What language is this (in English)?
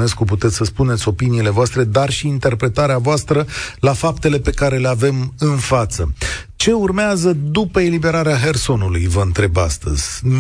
Romanian